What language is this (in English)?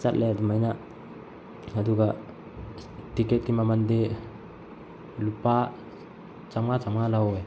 Manipuri